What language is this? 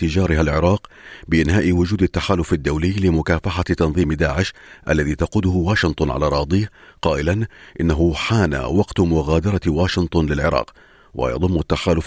Arabic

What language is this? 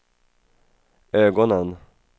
Swedish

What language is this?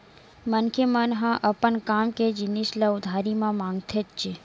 Chhattisgarhi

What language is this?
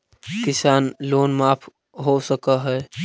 Magahi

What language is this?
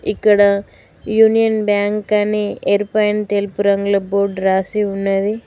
Telugu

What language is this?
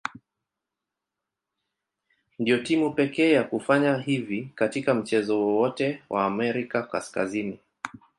Swahili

